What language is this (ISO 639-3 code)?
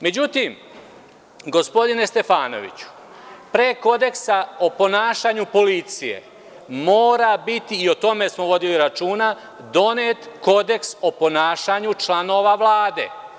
srp